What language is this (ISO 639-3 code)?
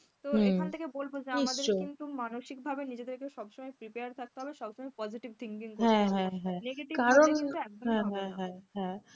ben